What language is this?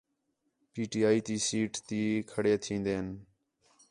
Khetrani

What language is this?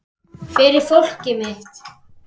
Icelandic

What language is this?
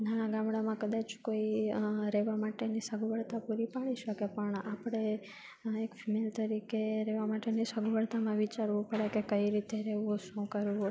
Gujarati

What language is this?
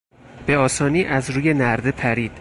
Persian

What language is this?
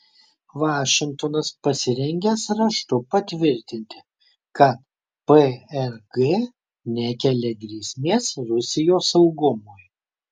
Lithuanian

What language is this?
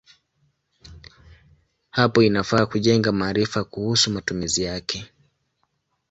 Swahili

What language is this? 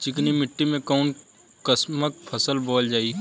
Bhojpuri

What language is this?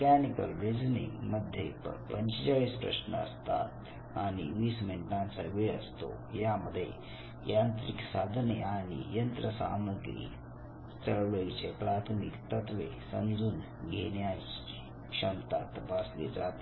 Marathi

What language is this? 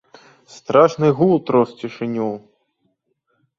Belarusian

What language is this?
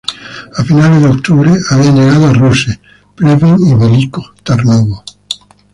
Spanish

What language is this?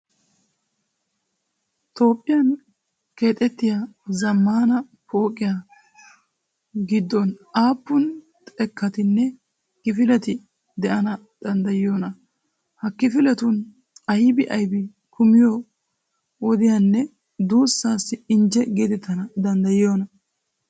Wolaytta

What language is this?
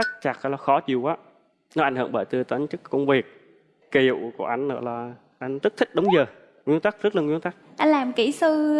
Vietnamese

